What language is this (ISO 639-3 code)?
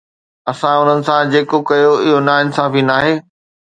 snd